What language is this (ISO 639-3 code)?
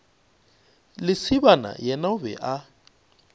nso